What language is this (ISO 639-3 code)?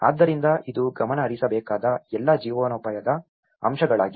kan